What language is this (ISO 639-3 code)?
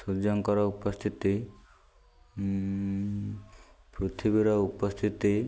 ori